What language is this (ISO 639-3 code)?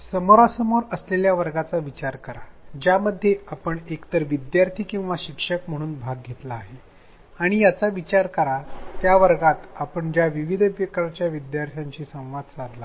mar